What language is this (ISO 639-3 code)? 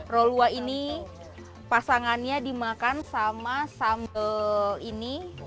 ind